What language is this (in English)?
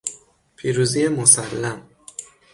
Persian